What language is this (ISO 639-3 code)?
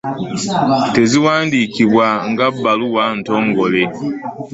lug